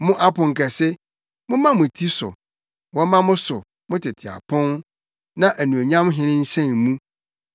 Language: Akan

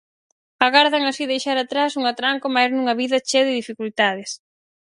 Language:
Galician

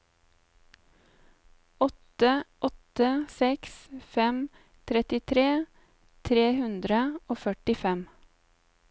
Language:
Norwegian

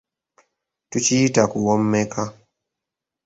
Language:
Ganda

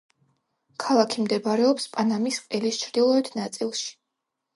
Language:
Georgian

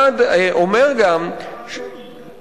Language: Hebrew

